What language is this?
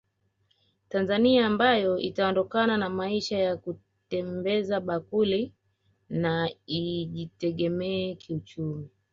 Swahili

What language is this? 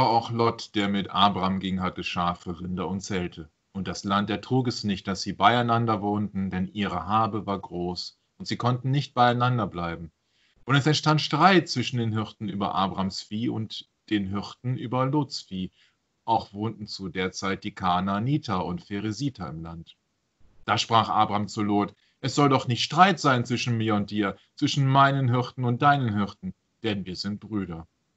Dutch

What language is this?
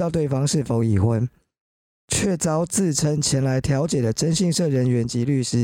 Chinese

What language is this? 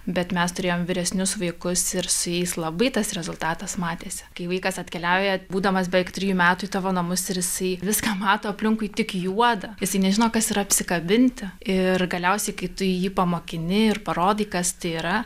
Lithuanian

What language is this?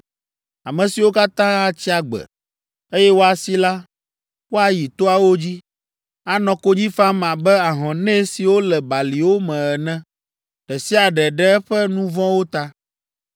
Ewe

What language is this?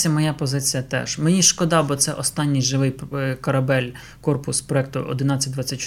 Ukrainian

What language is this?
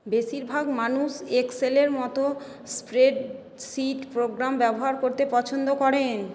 Bangla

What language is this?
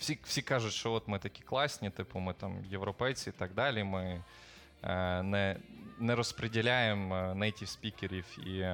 Ukrainian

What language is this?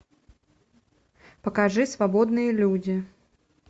Russian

